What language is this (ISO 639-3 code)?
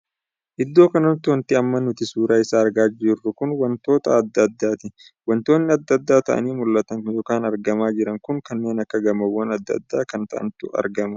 orm